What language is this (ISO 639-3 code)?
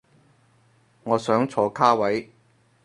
yue